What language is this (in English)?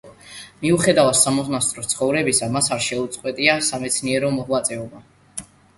Georgian